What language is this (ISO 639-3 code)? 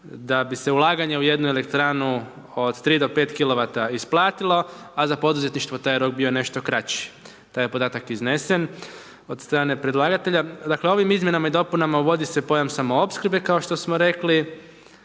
hrv